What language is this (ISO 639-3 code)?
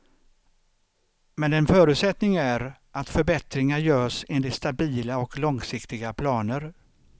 swe